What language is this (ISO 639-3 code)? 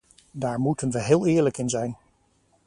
nld